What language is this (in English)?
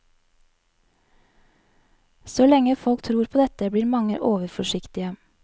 Norwegian